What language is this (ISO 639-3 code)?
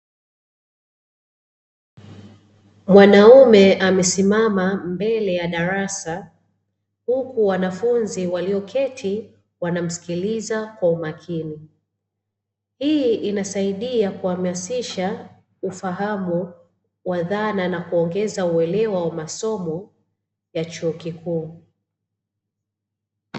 swa